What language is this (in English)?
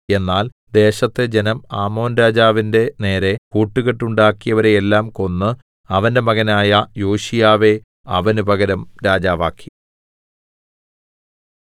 Malayalam